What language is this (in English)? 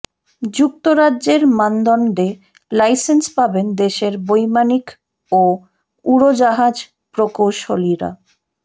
Bangla